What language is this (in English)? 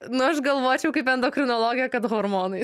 Lithuanian